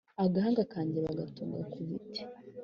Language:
Kinyarwanda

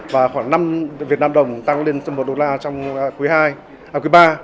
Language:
Vietnamese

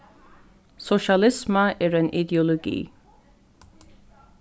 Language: Faroese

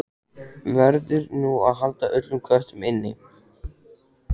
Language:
Icelandic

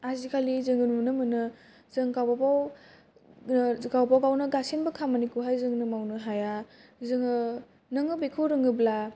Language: Bodo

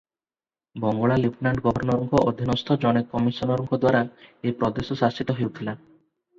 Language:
Odia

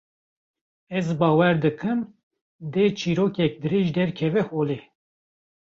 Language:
Kurdish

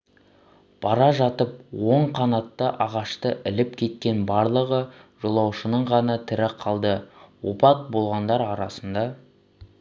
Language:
Kazakh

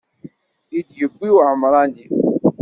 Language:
Kabyle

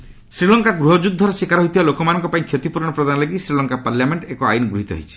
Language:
Odia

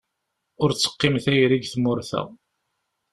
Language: Kabyle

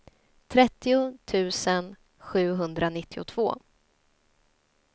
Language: Swedish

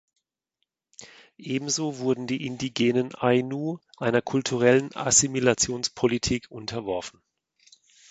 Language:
German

